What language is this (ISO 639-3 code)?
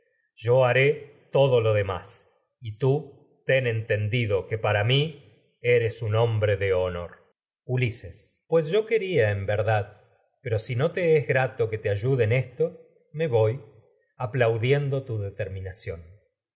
spa